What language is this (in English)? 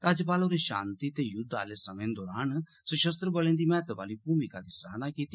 Dogri